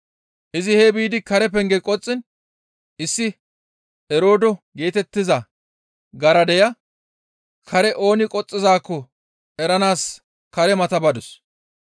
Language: Gamo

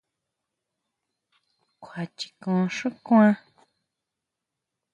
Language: Huautla Mazatec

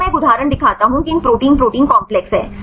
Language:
Hindi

